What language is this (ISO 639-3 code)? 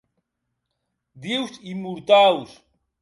oci